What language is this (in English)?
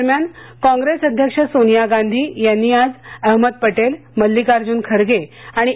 Marathi